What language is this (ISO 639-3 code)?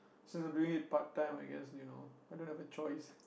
eng